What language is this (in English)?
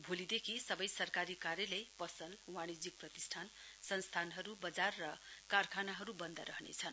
Nepali